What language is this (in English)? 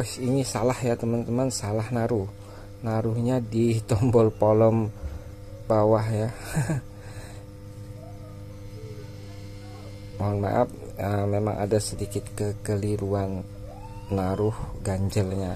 Indonesian